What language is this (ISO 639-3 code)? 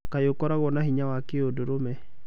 kik